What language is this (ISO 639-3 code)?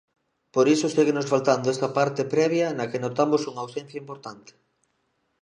glg